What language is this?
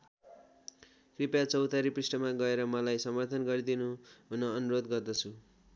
Nepali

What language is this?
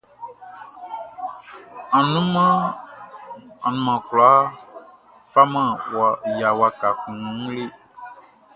Baoulé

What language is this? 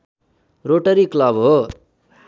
Nepali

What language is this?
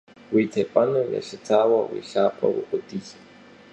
Kabardian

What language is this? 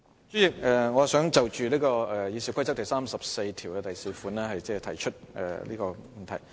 Cantonese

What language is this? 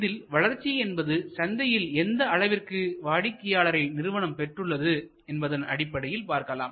Tamil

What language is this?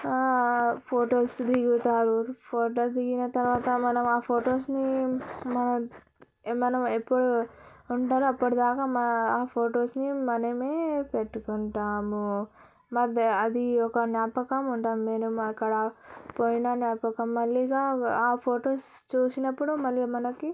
Telugu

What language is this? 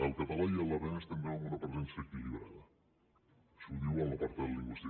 Catalan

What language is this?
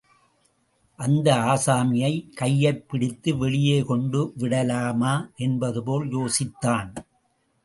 Tamil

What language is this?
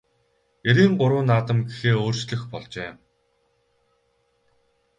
Mongolian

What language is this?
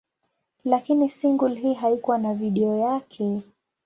Swahili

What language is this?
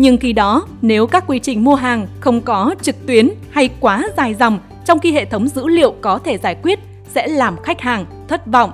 Vietnamese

